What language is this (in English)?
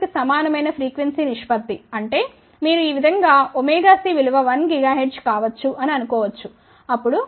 Telugu